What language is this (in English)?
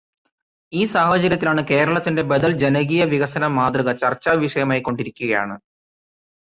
Malayalam